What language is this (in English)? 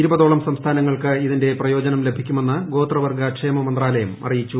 Malayalam